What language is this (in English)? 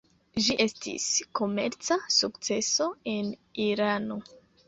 Esperanto